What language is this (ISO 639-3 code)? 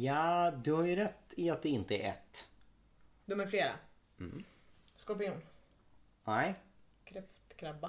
swe